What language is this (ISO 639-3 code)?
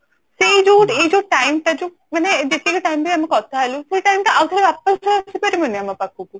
ori